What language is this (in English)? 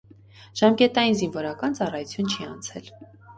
Armenian